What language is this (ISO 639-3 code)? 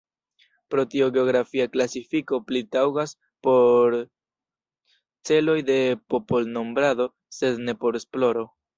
epo